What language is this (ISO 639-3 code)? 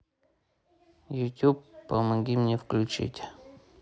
rus